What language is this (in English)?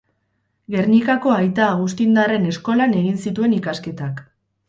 Basque